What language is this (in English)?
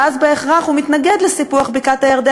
Hebrew